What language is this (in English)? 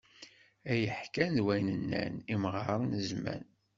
Kabyle